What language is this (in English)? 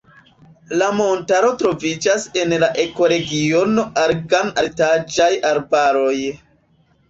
Esperanto